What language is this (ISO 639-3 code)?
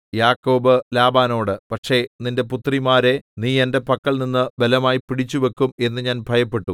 mal